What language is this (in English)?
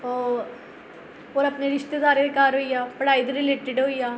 Dogri